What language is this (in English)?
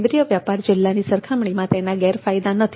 Gujarati